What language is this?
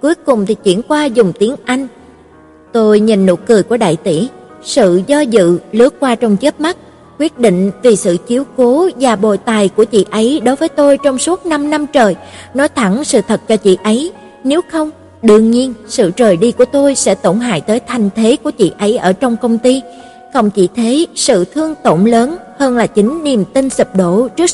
Vietnamese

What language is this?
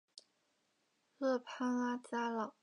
Chinese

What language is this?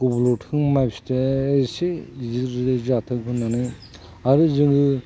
Bodo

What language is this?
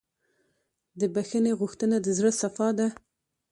Pashto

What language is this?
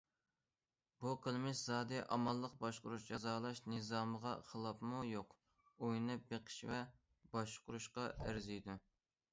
Uyghur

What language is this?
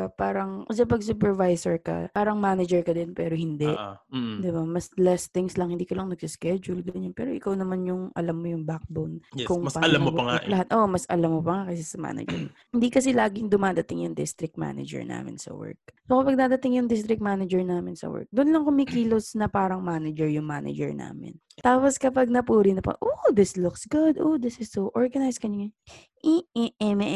Filipino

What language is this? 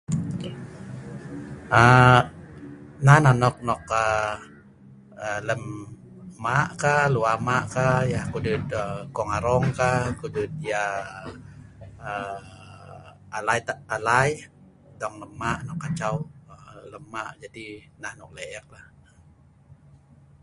Sa'ban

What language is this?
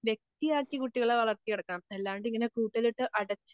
Malayalam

